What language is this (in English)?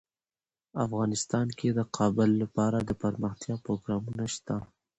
Pashto